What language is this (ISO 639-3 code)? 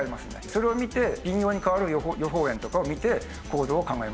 jpn